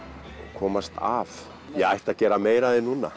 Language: Icelandic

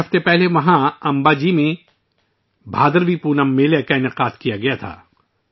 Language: Urdu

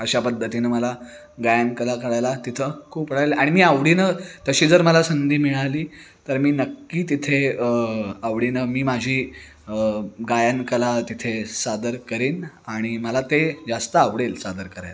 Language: Marathi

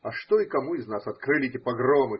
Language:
Russian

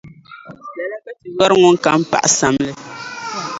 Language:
Dagbani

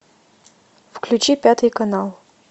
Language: Russian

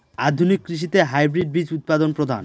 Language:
Bangla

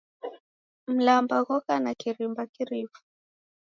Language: Taita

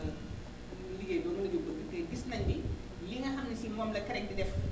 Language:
Wolof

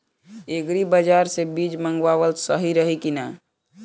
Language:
Bhojpuri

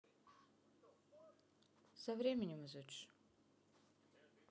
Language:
Russian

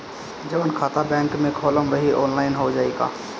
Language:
Bhojpuri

